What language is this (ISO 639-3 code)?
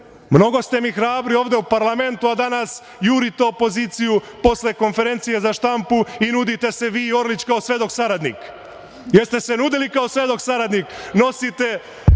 srp